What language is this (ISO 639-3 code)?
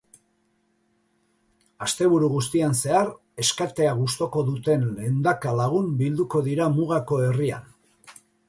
eus